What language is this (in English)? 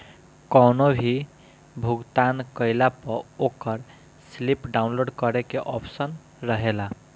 Bhojpuri